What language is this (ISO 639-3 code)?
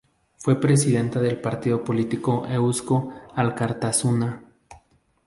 spa